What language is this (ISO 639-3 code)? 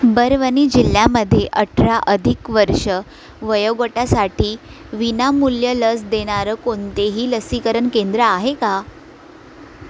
mar